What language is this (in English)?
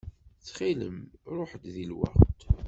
Kabyle